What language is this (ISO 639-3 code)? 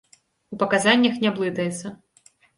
bel